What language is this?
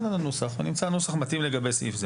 Hebrew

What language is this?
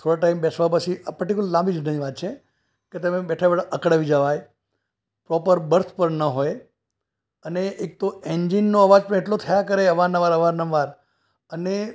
Gujarati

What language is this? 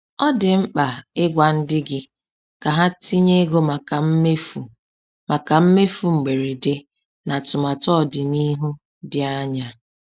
Igbo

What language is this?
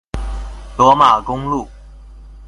Chinese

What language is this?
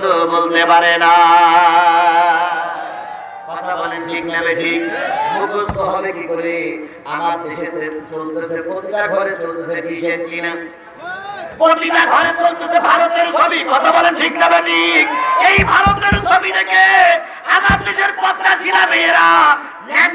Indonesian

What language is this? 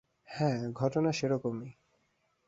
Bangla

